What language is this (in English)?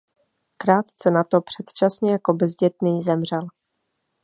Czech